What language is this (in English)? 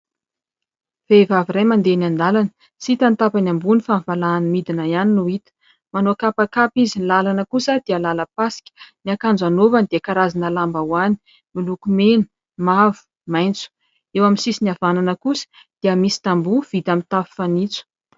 Malagasy